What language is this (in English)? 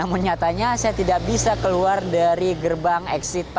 Indonesian